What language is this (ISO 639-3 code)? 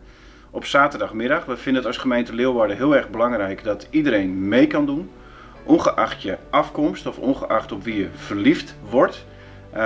nld